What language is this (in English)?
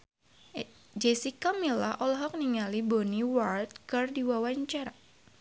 Sundanese